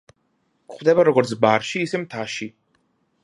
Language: Georgian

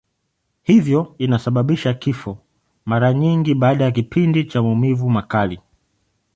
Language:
Swahili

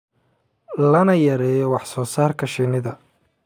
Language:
Somali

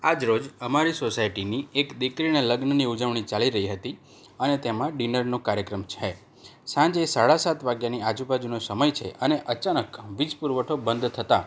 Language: Gujarati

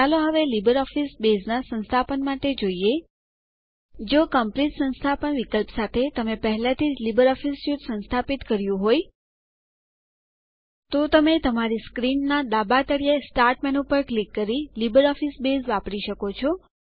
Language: Gujarati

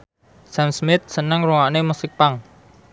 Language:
Javanese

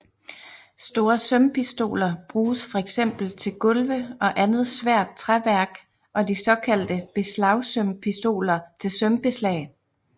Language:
Danish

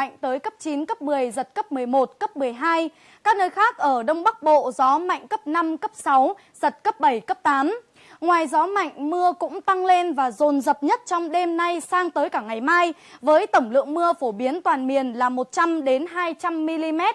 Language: Vietnamese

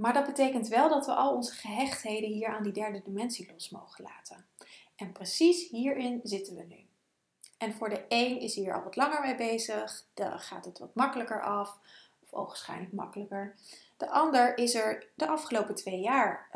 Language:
Dutch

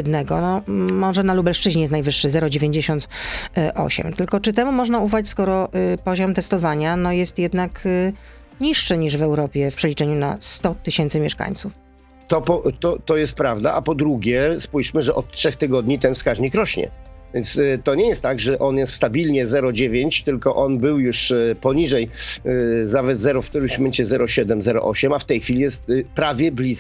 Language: Polish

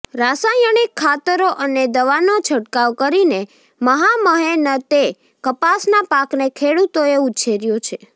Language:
Gujarati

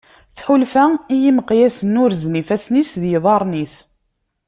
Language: Kabyle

